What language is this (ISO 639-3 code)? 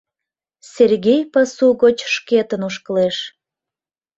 chm